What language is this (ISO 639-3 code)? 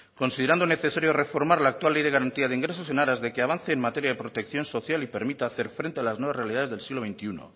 spa